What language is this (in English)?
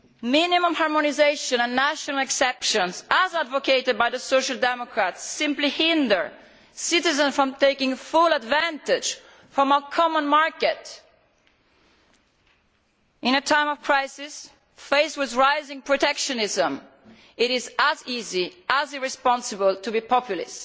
English